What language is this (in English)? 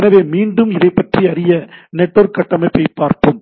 Tamil